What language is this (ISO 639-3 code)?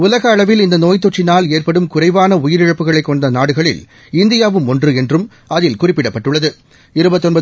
tam